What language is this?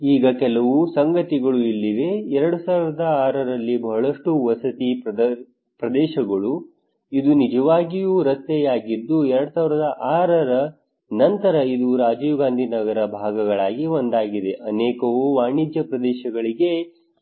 Kannada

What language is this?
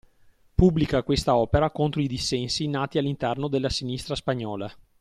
Italian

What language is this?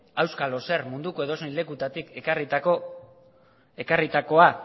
Basque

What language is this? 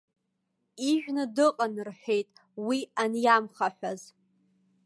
Abkhazian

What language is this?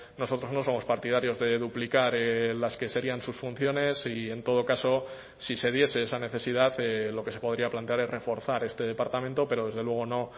Spanish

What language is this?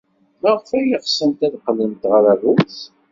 Kabyle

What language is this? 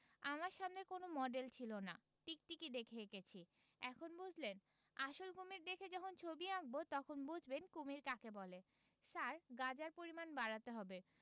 Bangla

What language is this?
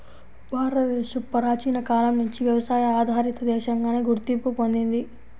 Telugu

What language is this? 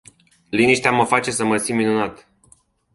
Romanian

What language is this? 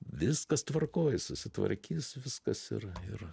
Lithuanian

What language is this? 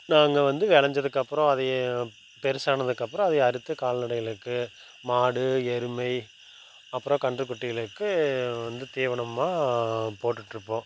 Tamil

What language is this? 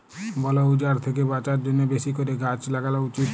Bangla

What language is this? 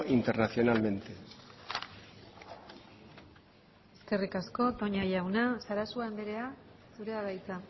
Basque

